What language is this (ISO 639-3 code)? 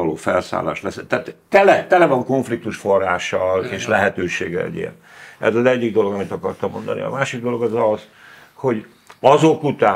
hun